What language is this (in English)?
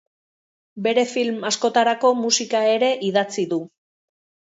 Basque